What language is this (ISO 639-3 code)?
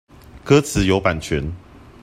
zho